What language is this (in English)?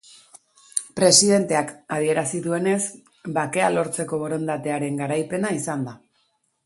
Basque